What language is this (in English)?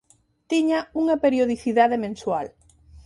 Galician